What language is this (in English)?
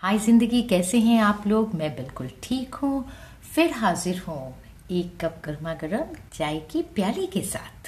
Hindi